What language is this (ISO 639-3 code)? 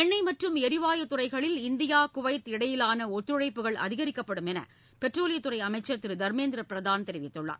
tam